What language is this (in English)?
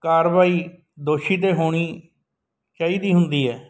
Punjabi